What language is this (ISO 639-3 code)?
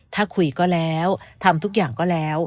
tha